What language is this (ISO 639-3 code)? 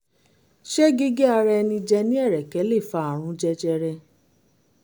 yor